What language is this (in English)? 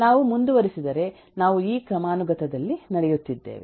Kannada